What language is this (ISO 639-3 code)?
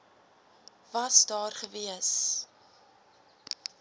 afr